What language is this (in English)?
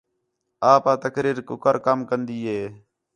Khetrani